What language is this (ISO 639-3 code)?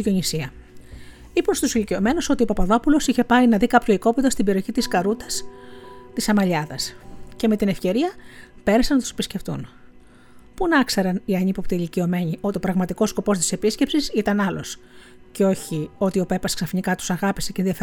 ell